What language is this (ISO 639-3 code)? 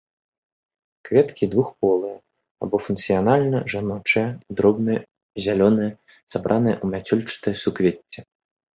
bel